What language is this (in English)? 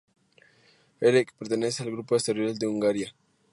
Spanish